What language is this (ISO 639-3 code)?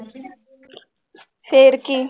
pan